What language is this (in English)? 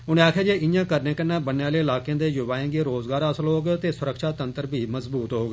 Dogri